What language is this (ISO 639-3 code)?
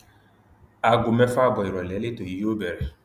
yor